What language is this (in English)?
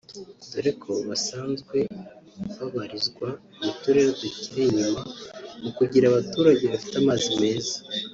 Kinyarwanda